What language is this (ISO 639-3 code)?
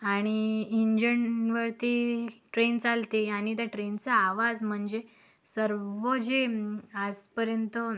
mar